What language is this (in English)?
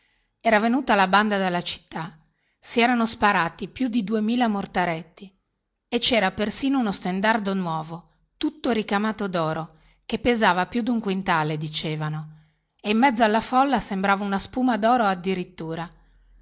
Italian